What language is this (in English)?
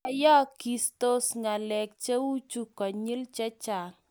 Kalenjin